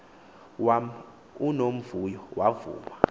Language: Xhosa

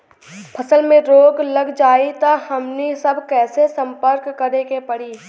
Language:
Bhojpuri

